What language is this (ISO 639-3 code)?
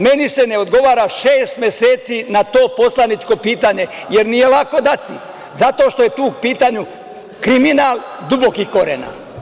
srp